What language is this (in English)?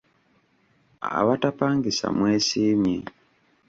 Ganda